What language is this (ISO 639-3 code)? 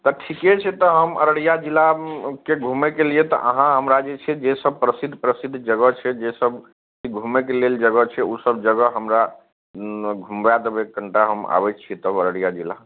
mai